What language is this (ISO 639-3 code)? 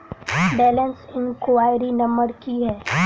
mai